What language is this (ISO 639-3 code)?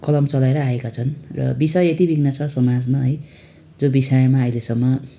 nep